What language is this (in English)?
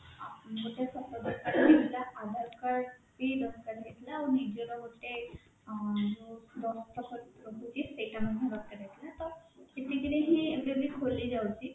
Odia